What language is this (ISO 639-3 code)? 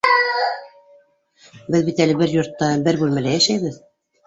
bak